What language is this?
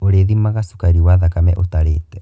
Kikuyu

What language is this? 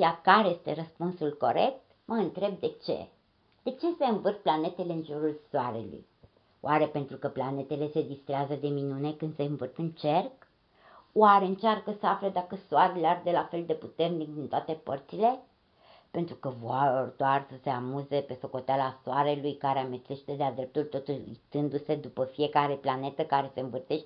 Romanian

